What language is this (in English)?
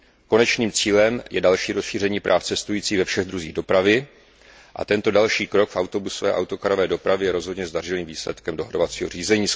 Czech